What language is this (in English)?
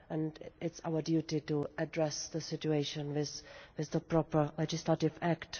English